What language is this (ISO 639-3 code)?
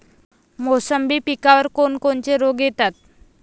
mar